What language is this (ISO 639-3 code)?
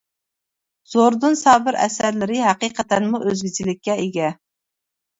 uig